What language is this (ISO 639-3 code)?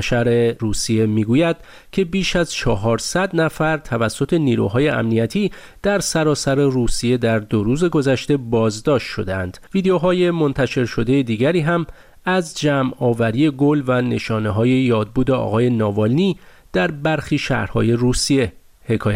fas